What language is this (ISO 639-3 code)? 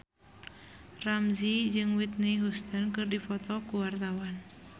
sun